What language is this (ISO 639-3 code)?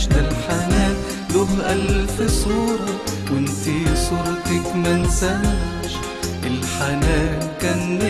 ara